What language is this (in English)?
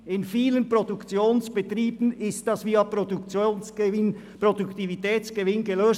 Swiss German